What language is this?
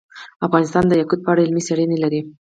Pashto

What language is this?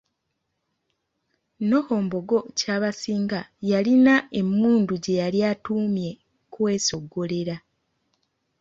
Ganda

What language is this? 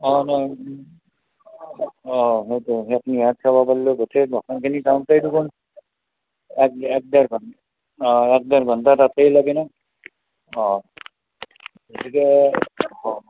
Assamese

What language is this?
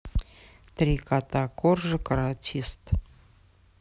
Russian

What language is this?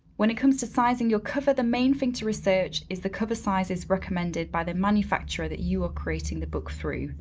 English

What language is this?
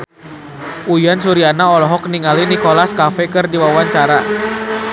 Sundanese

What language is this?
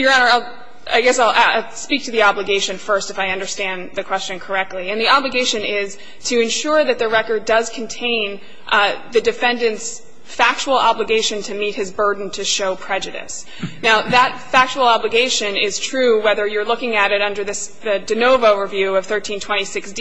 English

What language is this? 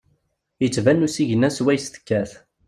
Kabyle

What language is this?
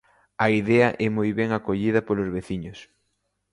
Galician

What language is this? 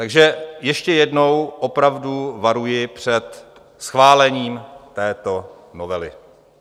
Czech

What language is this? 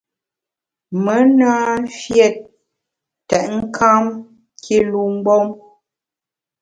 Bamun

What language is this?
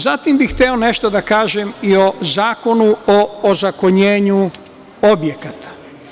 Serbian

